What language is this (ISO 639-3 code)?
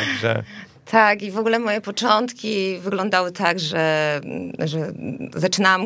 pol